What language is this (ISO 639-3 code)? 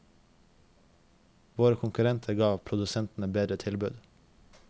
nor